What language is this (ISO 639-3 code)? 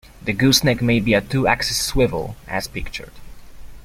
eng